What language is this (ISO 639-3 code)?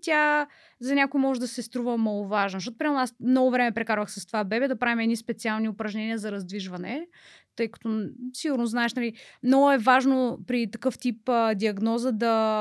bul